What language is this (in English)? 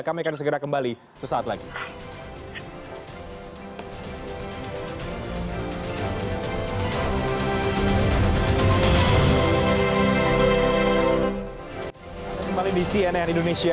Indonesian